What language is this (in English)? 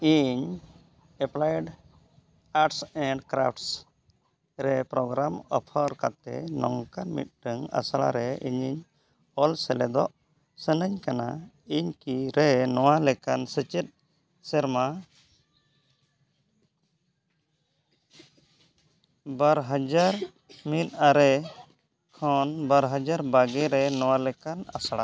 Santali